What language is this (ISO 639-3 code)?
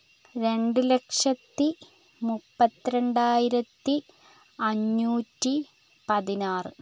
mal